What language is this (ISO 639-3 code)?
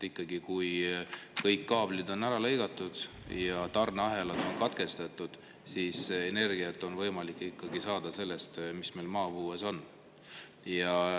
est